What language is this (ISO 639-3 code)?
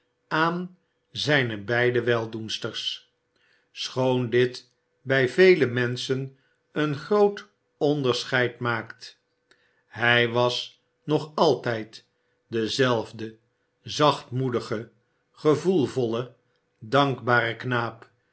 nld